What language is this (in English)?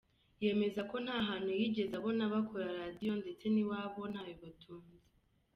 Kinyarwanda